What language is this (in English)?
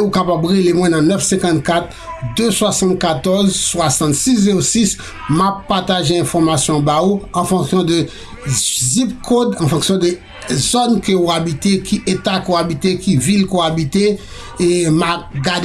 French